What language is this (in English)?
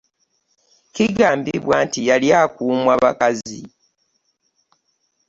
Ganda